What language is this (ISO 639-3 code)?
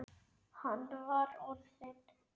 isl